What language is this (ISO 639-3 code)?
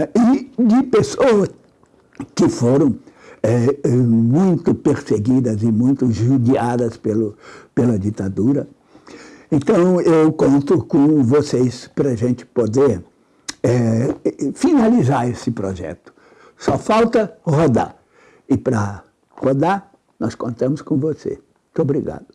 por